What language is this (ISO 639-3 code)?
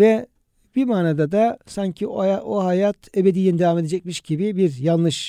tur